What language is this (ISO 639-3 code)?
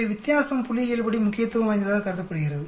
tam